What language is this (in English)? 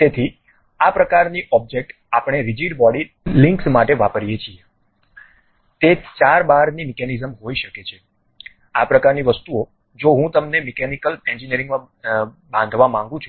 Gujarati